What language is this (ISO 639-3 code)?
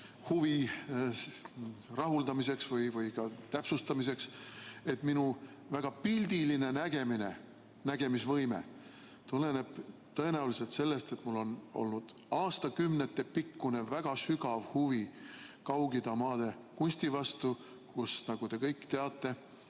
est